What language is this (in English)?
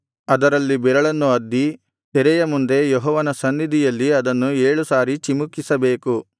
Kannada